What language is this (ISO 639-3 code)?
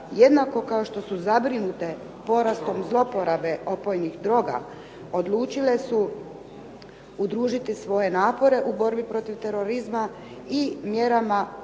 hrv